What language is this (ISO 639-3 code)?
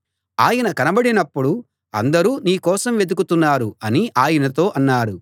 tel